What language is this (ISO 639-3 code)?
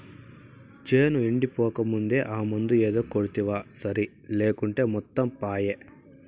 tel